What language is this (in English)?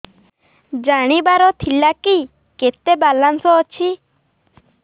Odia